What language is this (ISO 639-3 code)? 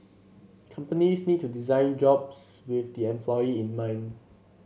eng